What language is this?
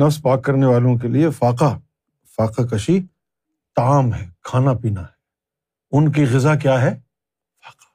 Urdu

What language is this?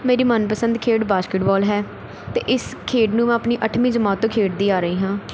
Punjabi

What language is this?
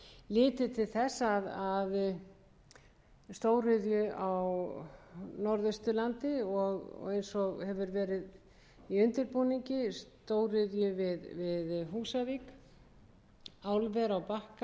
Icelandic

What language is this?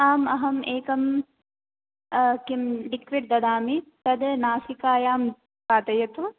Sanskrit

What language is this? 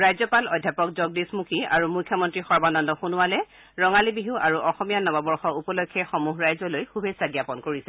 Assamese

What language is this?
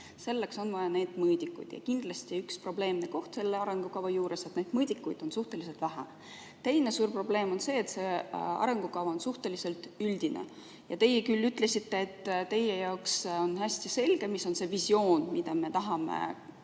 Estonian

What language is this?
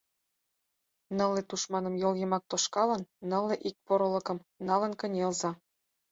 Mari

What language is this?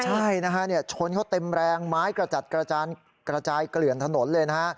Thai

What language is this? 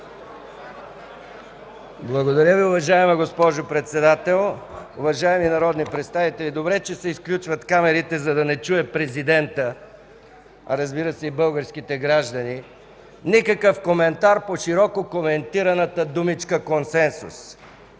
Bulgarian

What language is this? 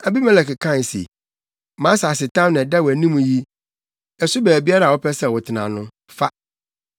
Akan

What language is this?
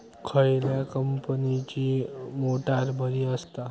Marathi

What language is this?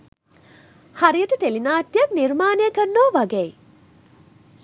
Sinhala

